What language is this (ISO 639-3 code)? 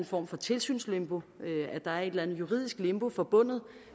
dan